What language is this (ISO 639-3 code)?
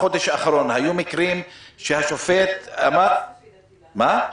heb